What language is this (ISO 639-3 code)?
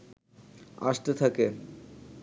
ben